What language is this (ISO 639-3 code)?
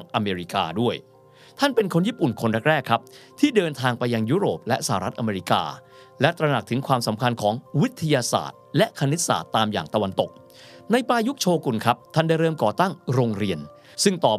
tha